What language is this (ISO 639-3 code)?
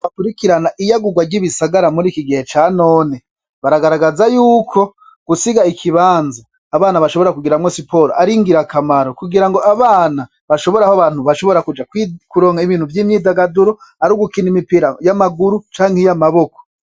run